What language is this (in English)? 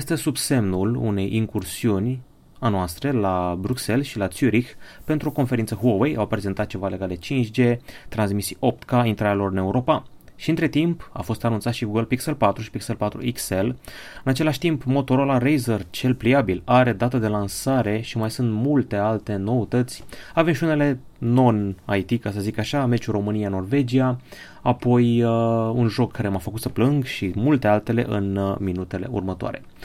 Romanian